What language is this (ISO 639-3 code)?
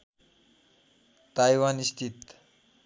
nep